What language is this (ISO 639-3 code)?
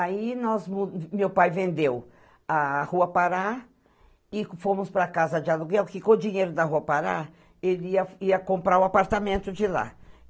por